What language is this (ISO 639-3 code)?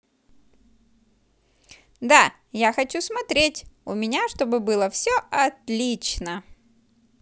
rus